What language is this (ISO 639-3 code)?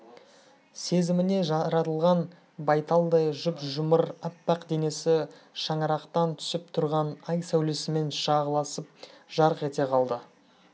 kaz